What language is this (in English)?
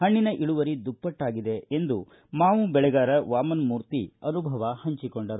Kannada